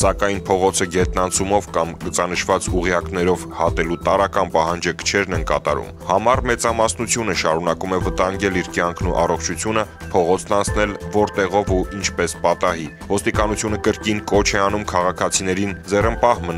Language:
Romanian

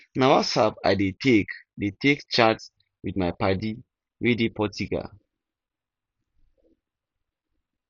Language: Nigerian Pidgin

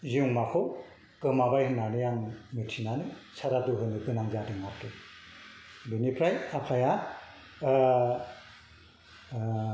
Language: Bodo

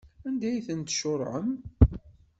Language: Kabyle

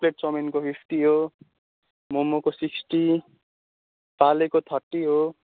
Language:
Nepali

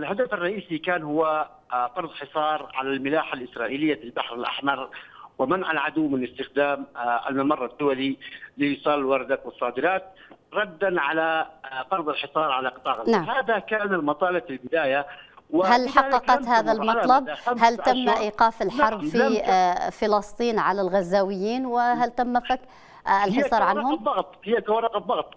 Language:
Arabic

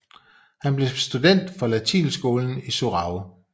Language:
Danish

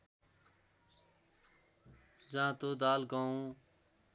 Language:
Nepali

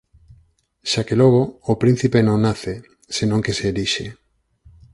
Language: Galician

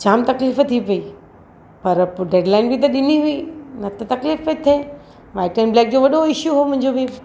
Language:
Sindhi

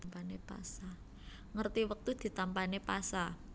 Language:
Javanese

